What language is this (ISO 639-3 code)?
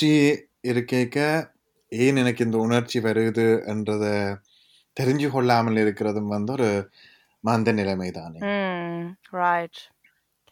tam